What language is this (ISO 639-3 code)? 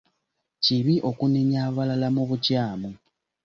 lug